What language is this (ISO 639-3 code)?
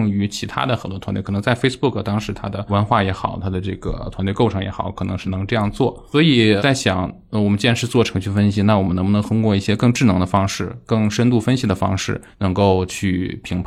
zho